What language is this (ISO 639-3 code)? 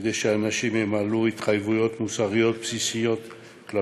heb